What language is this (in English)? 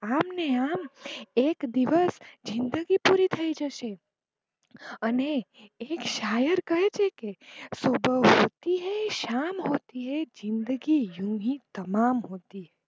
Gujarati